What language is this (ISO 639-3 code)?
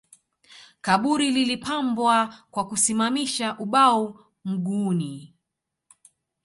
swa